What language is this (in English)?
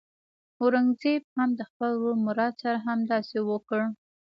Pashto